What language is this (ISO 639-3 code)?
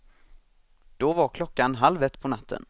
swe